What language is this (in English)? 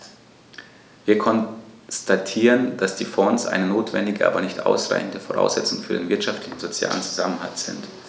German